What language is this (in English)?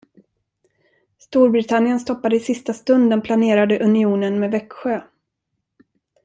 Swedish